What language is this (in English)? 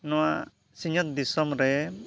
Santali